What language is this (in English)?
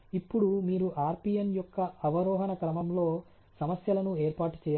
Telugu